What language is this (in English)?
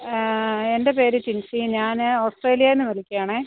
Malayalam